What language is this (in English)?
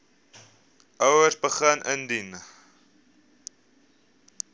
Afrikaans